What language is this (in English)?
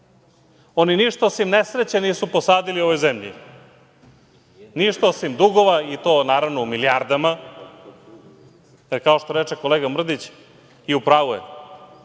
Serbian